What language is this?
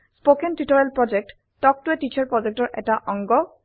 Assamese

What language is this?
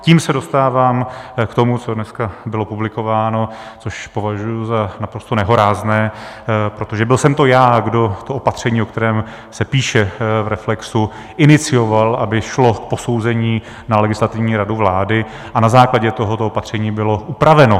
Czech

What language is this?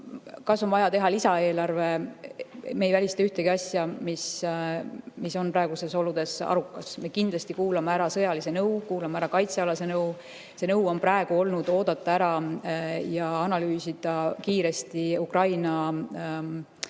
Estonian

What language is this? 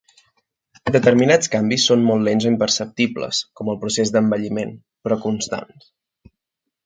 Catalan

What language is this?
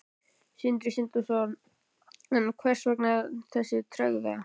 Icelandic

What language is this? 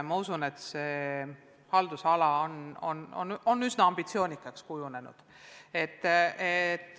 Estonian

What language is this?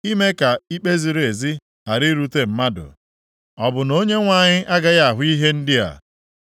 Igbo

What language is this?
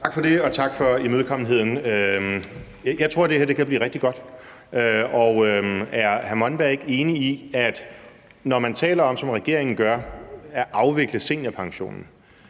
Danish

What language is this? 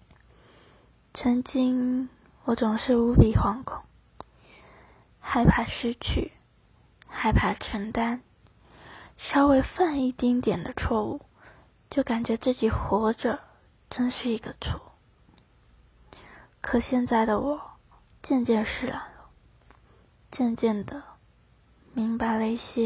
Chinese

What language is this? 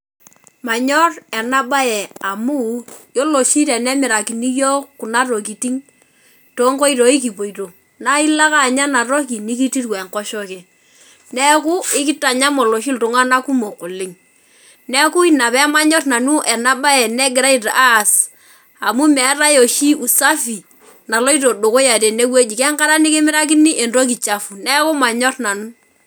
Masai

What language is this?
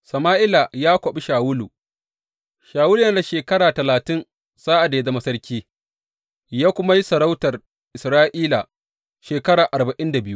Hausa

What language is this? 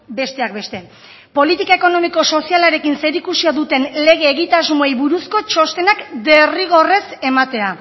Basque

